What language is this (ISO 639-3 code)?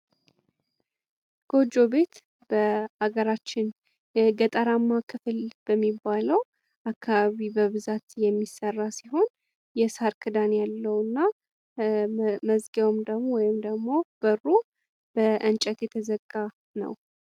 amh